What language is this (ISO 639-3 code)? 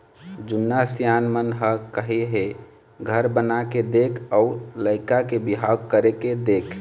hne